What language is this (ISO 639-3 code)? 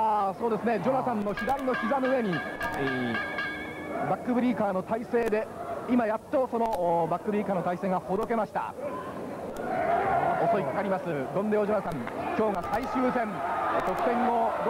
jpn